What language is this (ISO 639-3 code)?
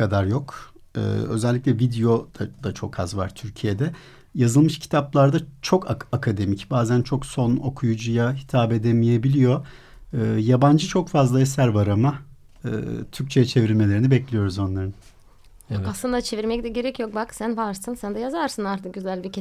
tur